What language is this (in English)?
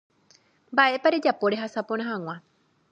Guarani